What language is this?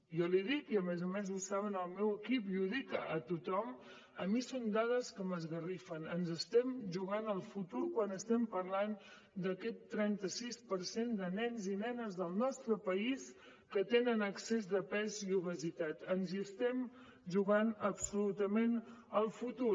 Catalan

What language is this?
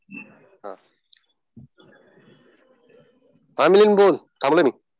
Marathi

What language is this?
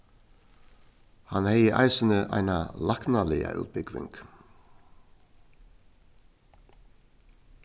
Faroese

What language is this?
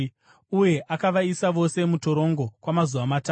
Shona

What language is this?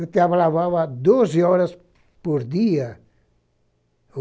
Portuguese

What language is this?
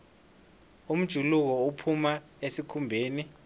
South Ndebele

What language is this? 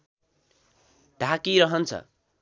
Nepali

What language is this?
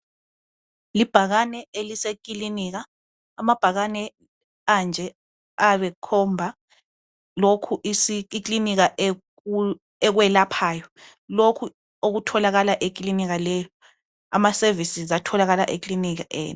North Ndebele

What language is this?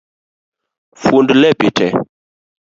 Luo (Kenya and Tanzania)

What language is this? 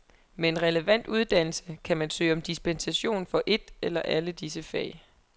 Danish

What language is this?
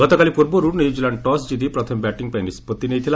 Odia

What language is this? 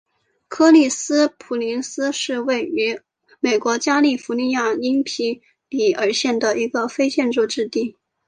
Chinese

